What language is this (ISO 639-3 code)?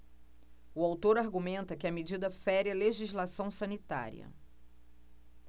por